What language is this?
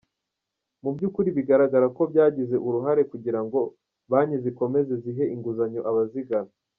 Kinyarwanda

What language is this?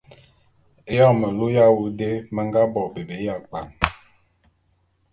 Bulu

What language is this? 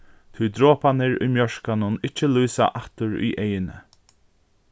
Faroese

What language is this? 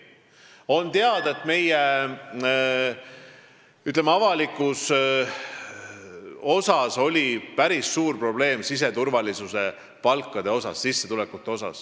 Estonian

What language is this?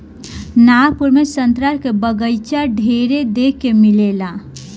Bhojpuri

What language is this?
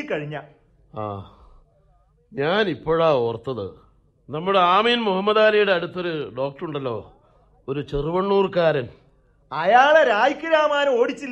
Malayalam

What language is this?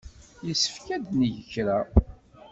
Kabyle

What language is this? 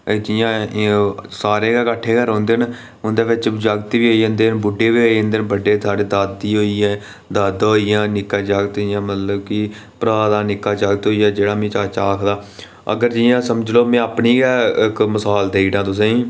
Dogri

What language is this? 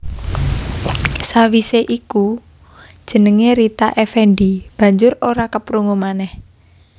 Javanese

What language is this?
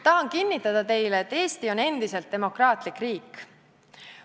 Estonian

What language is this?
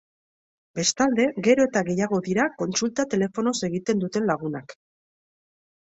Basque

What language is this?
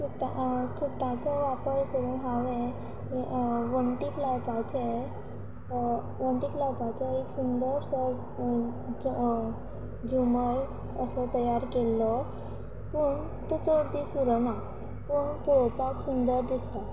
Konkani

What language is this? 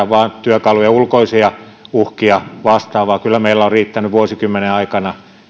Finnish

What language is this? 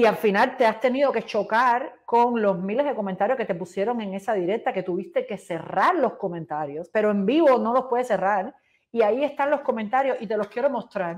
Spanish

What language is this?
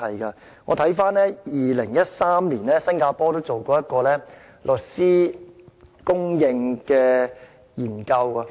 Cantonese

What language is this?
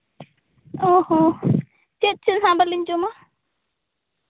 Santali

